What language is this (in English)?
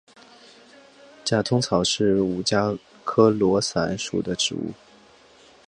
Chinese